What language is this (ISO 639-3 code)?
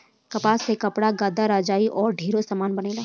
bho